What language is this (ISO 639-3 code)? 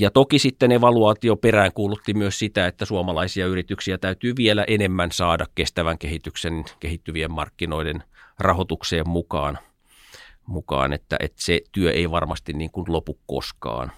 fin